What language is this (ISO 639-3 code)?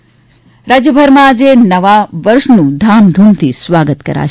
guj